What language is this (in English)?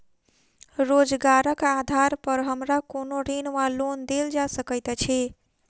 Maithili